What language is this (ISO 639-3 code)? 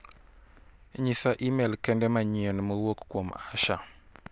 luo